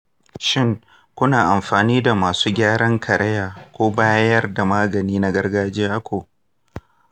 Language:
Hausa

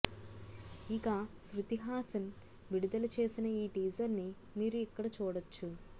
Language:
Telugu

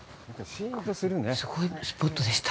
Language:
Japanese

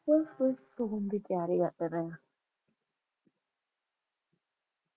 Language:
Punjabi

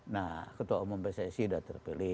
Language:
Indonesian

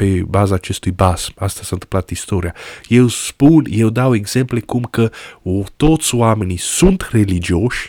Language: Romanian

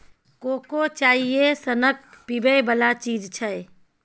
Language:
Maithili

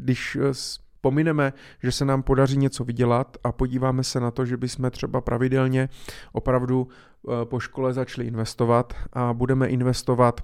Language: Czech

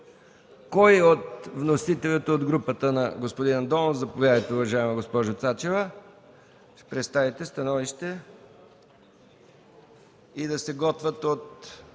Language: Bulgarian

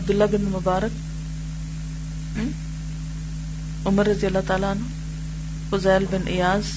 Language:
Urdu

